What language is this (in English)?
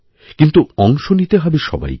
Bangla